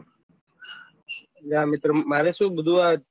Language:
Gujarati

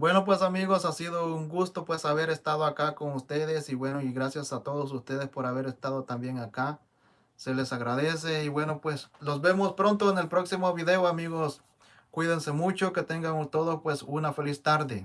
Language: Spanish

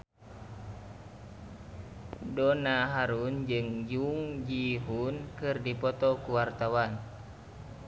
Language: Sundanese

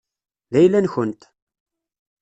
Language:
Kabyle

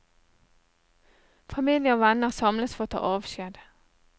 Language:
Norwegian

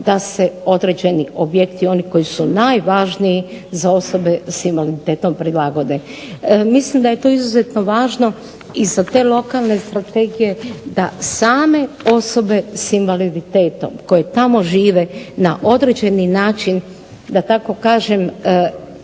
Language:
Croatian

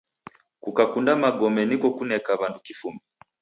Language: Taita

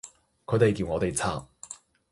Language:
Cantonese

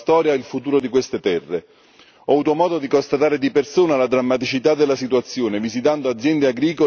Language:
Italian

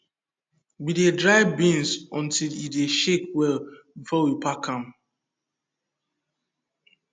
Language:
Nigerian Pidgin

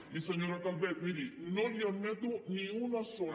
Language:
Catalan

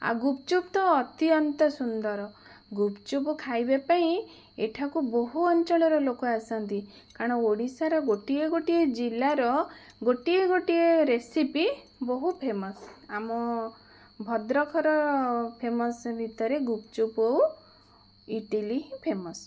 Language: Odia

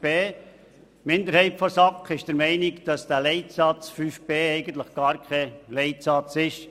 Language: Swiss German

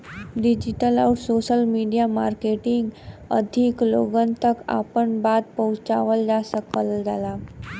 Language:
Bhojpuri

